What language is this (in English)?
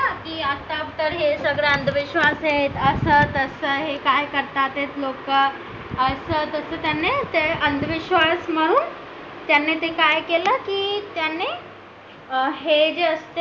Marathi